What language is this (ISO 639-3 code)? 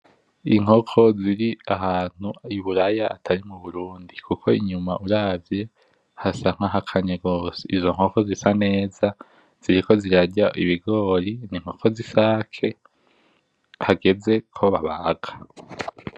run